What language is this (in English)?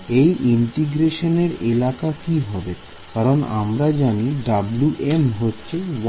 Bangla